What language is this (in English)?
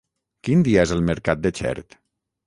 Catalan